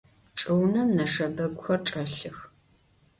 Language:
Adyghe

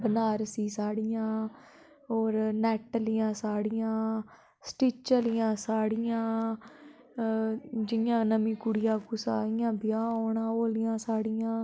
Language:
Dogri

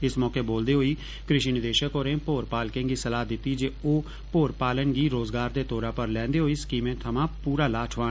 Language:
Dogri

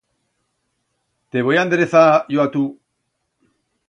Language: Aragonese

